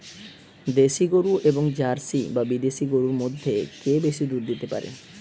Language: Bangla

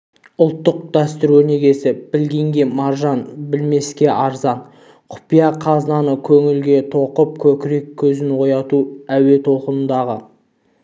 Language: Kazakh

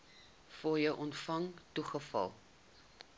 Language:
Afrikaans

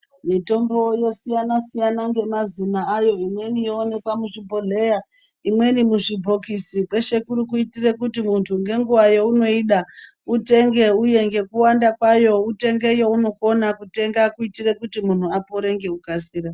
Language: Ndau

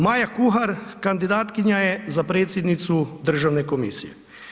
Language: Croatian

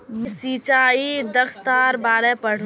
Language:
Magahi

